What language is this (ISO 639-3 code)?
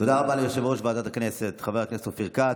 heb